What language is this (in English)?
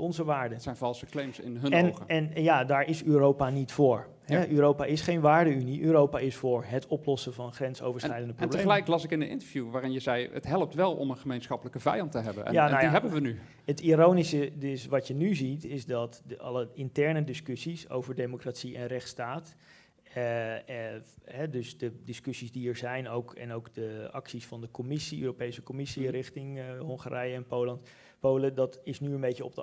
Dutch